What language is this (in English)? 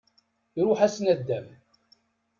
Kabyle